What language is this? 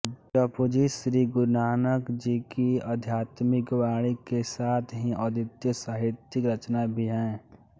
Hindi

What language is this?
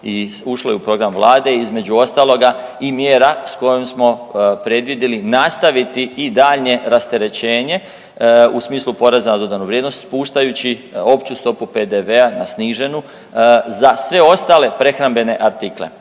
Croatian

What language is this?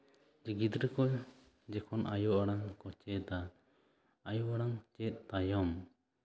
Santali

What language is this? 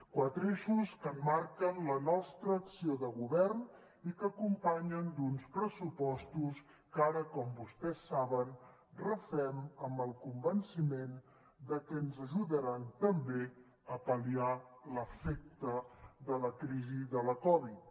Catalan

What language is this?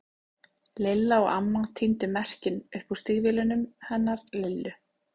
Icelandic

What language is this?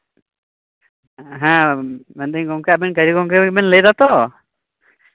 Santali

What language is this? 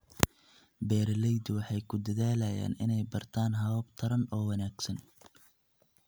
Somali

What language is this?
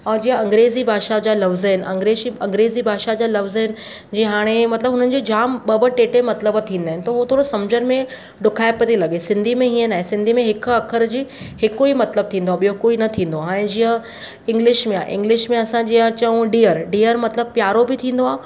Sindhi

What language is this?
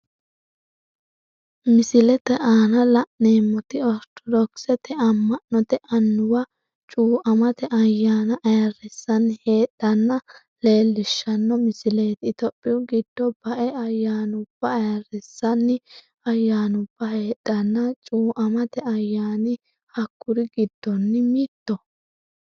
Sidamo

